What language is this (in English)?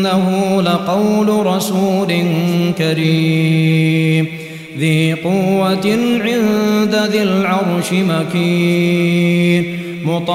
Arabic